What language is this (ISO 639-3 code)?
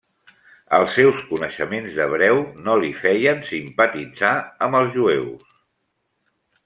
cat